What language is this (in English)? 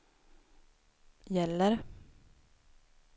Swedish